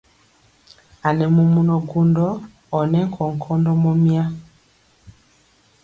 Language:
Mpiemo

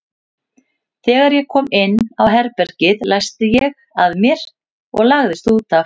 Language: Icelandic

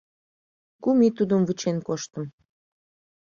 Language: Mari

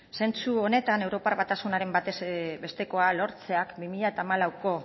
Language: Basque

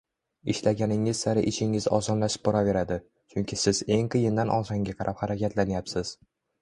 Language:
Uzbek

